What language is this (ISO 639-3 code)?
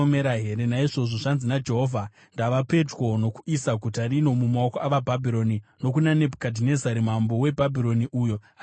sna